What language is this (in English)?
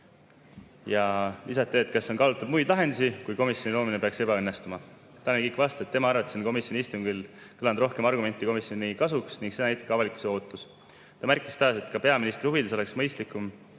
Estonian